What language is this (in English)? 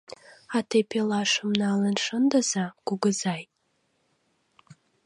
Mari